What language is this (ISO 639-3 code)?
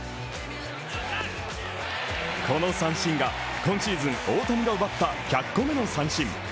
jpn